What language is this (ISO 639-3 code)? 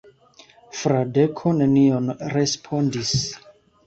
epo